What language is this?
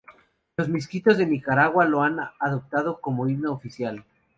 Spanish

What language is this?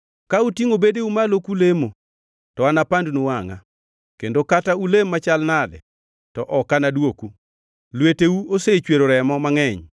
Luo (Kenya and Tanzania)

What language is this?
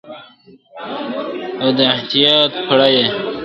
Pashto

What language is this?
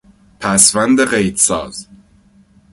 Persian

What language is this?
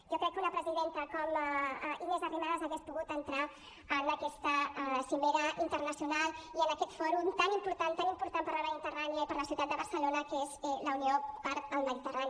Catalan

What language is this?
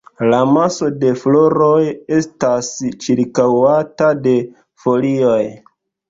Esperanto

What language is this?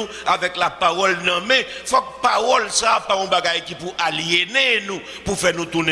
French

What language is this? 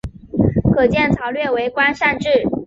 Chinese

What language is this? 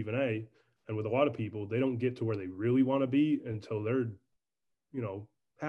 English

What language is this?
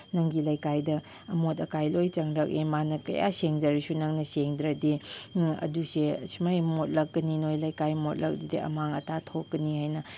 Manipuri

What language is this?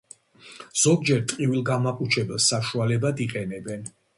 Georgian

